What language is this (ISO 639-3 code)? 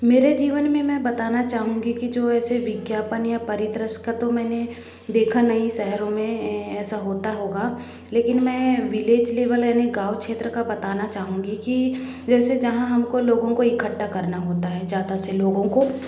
hin